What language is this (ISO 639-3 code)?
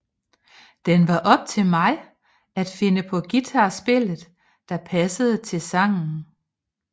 dan